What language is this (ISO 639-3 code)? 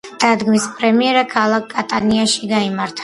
kat